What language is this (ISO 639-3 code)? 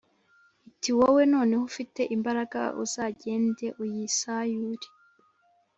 kin